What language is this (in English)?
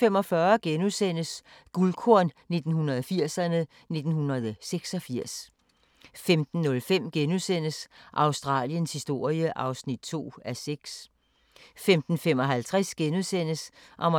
Danish